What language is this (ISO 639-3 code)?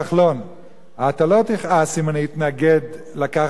heb